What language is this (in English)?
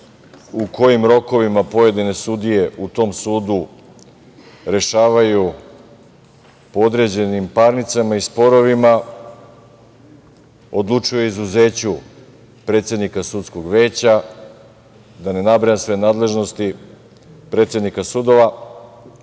Serbian